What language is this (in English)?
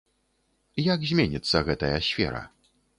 Belarusian